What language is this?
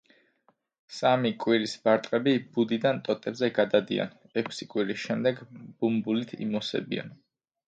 Georgian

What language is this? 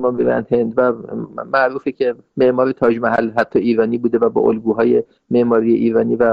Persian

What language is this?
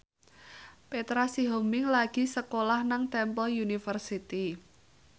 Javanese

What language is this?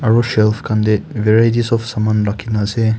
Naga Pidgin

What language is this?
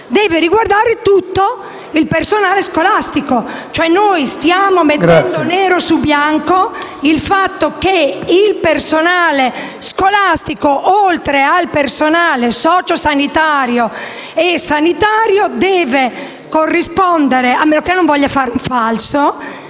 Italian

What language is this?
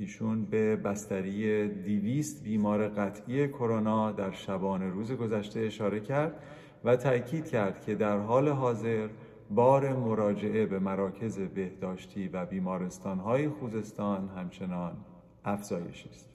Persian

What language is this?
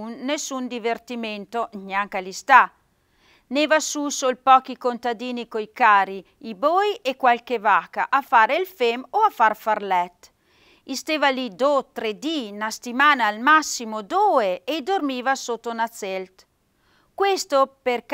Italian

